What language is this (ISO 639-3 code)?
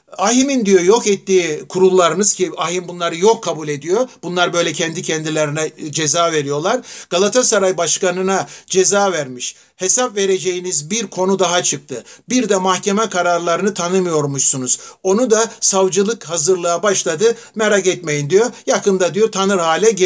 tur